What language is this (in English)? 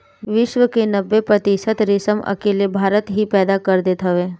Bhojpuri